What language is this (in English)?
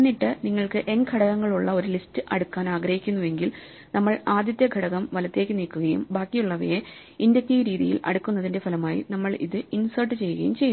Malayalam